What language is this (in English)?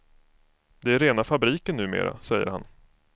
Swedish